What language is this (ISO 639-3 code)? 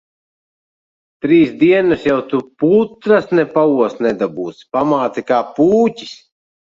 lav